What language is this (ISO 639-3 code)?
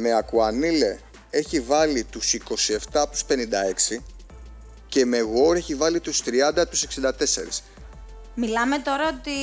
ell